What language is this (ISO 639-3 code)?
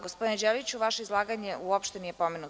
srp